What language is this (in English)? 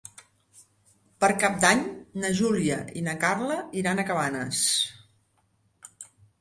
Catalan